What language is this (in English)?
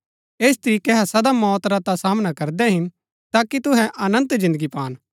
Gaddi